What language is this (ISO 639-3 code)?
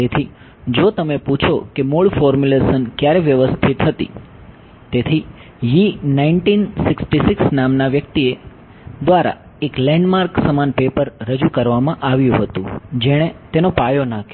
guj